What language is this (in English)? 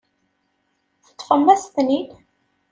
Kabyle